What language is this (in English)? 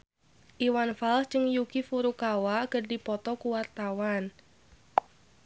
Sundanese